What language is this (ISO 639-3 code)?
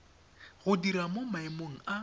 tsn